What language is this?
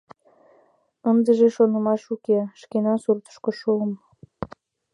Mari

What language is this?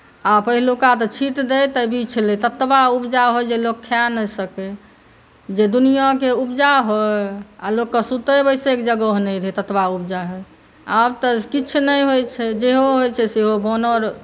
Maithili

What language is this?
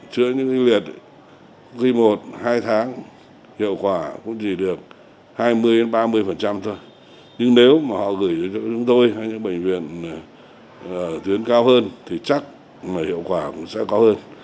Vietnamese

